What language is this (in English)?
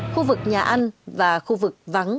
Vietnamese